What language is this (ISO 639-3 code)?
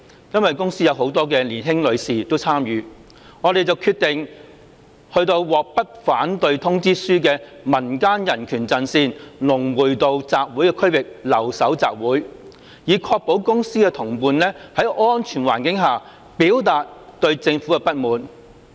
yue